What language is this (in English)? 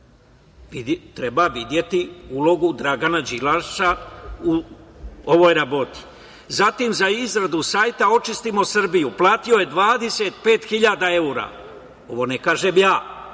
Serbian